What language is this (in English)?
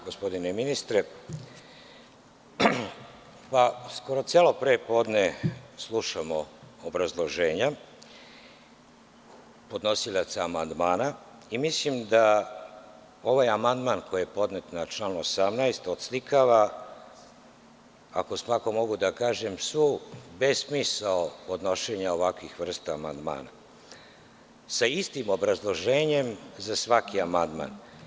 Serbian